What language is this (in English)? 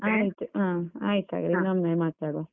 Kannada